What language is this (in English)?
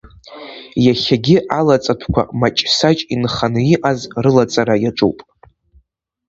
Abkhazian